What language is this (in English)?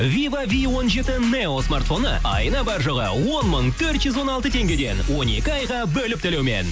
Kazakh